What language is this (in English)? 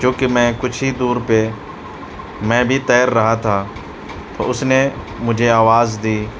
Urdu